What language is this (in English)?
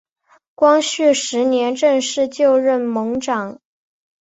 Chinese